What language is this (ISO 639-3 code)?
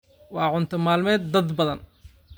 som